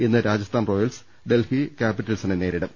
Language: Malayalam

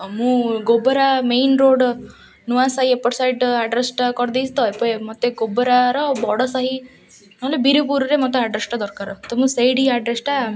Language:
Odia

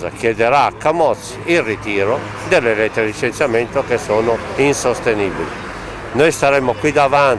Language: Italian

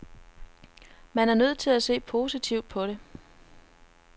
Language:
Danish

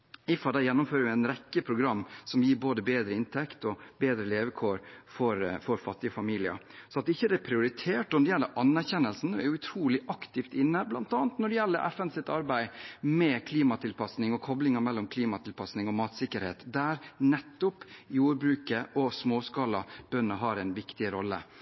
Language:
Norwegian Bokmål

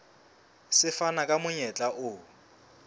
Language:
Southern Sotho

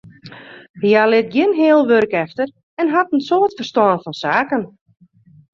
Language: Western Frisian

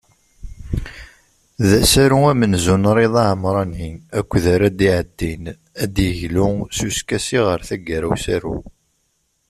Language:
Kabyle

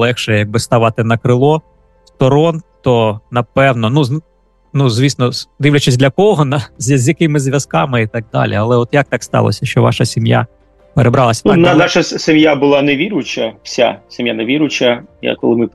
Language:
Ukrainian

